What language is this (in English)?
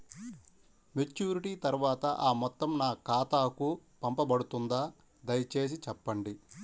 Telugu